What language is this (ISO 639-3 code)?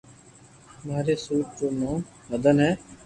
lrk